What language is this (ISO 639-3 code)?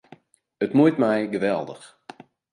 fry